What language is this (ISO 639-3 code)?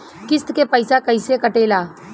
bho